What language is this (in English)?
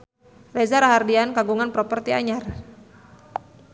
Sundanese